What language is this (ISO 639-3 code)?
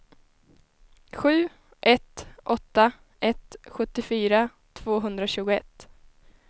swe